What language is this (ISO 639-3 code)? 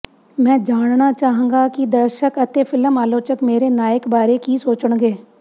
pan